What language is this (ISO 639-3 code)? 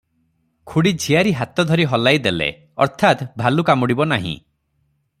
ori